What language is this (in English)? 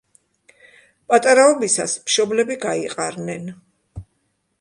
Georgian